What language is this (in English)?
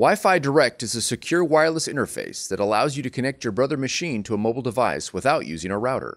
English